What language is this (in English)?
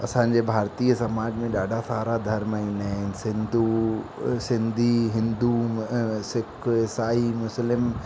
Sindhi